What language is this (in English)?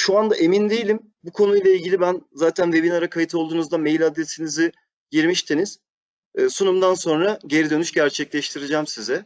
Turkish